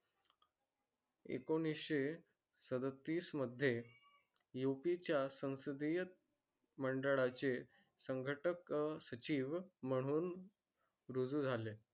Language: Marathi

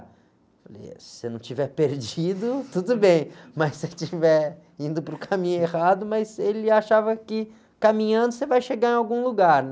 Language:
Portuguese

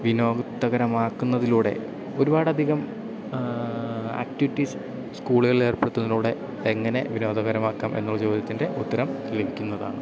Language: Malayalam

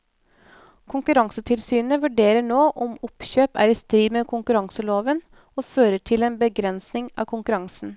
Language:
Norwegian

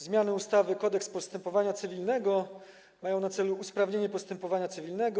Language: Polish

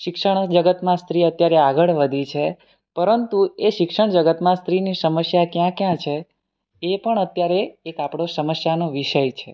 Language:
Gujarati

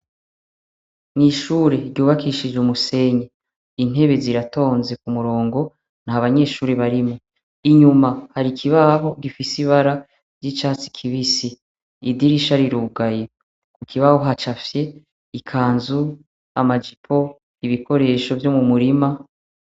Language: Rundi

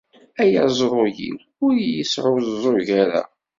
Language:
Kabyle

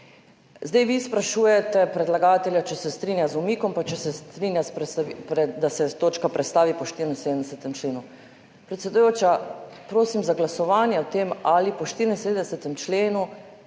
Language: Slovenian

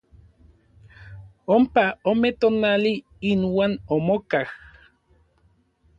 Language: Orizaba Nahuatl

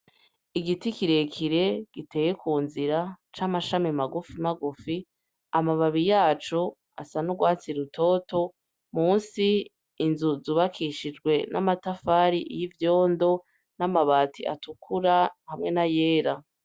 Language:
Rundi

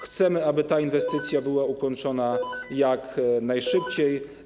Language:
Polish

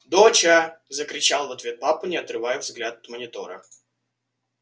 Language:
Russian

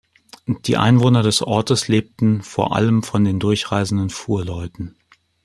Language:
German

